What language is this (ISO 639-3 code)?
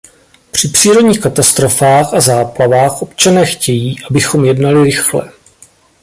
ces